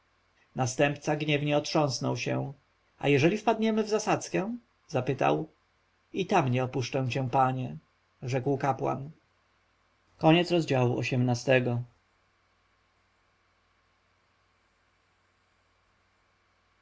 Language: Polish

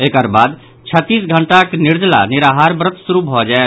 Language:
Maithili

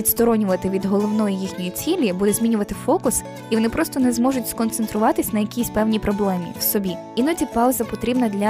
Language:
Ukrainian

